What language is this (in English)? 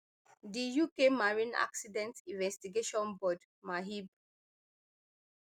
Nigerian Pidgin